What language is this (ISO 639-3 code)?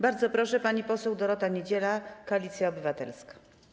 pol